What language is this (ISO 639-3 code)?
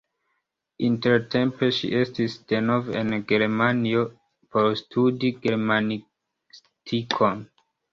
epo